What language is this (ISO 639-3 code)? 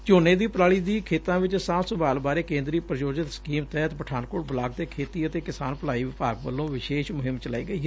pan